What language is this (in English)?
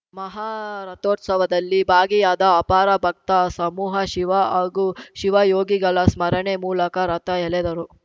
Kannada